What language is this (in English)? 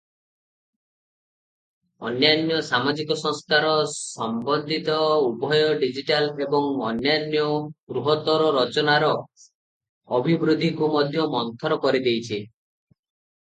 Odia